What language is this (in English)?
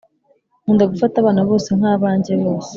Kinyarwanda